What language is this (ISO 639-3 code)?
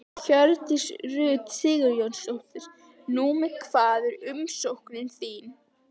isl